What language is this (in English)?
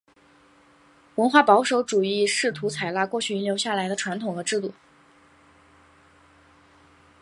Chinese